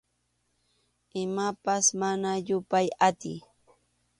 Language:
Arequipa-La Unión Quechua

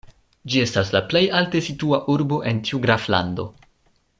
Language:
Esperanto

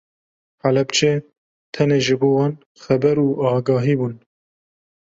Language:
Kurdish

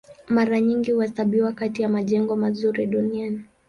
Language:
Swahili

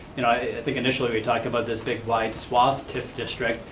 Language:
English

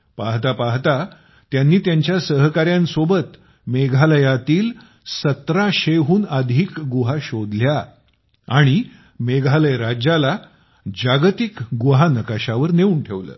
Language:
Marathi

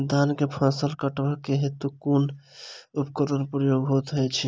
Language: Maithili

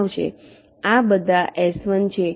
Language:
Gujarati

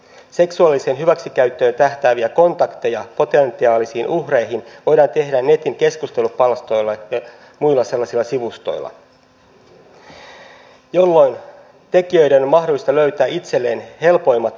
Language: Finnish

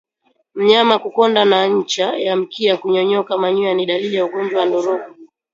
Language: Swahili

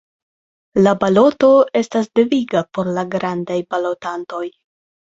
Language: Esperanto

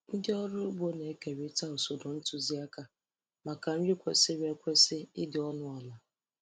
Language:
Igbo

